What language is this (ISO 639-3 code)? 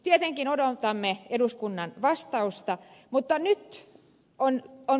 fin